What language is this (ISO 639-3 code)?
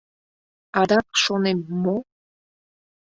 chm